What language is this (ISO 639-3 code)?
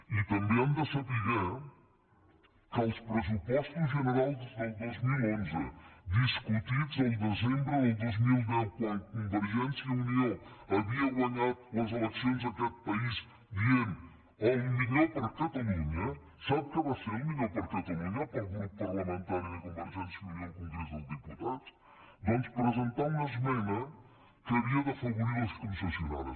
cat